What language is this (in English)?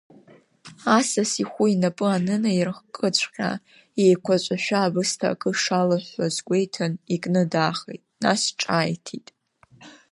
Abkhazian